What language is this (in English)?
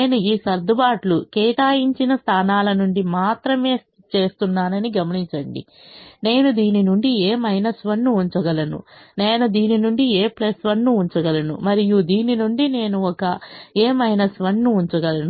Telugu